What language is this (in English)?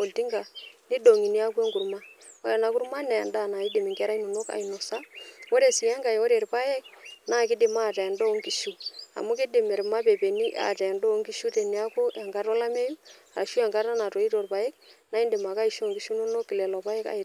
Masai